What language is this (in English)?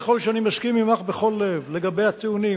Hebrew